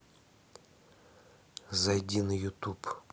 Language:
Russian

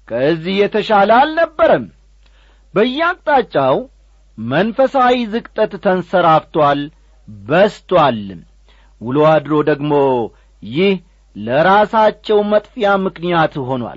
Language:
Amharic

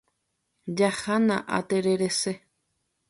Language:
Guarani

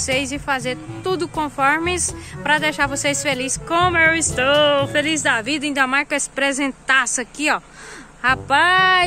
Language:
Portuguese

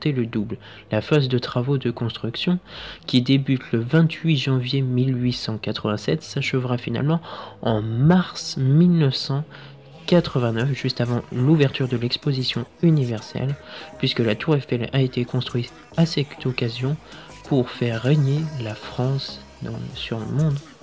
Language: French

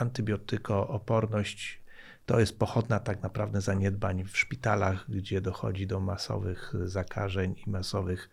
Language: Polish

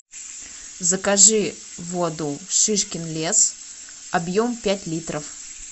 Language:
Russian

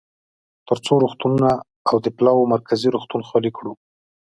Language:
Pashto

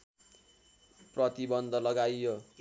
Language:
Nepali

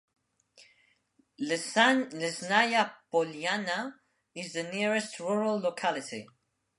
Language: English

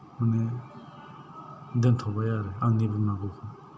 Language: Bodo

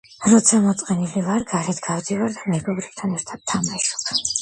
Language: Georgian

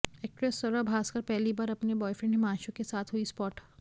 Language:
Hindi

